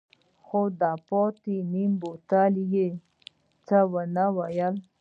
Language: Pashto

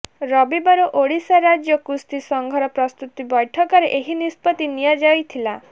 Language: Odia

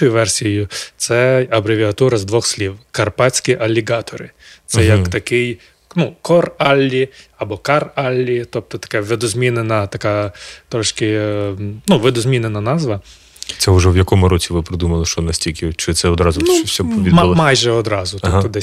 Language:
Ukrainian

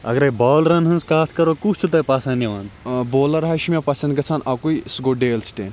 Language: Kashmiri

